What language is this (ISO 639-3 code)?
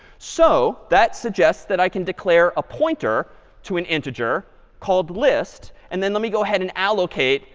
eng